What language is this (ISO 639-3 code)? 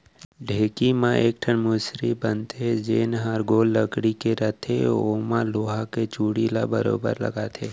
hne